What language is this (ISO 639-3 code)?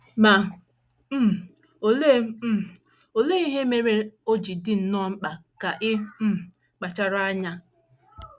ibo